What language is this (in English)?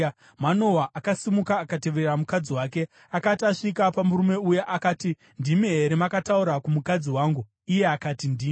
Shona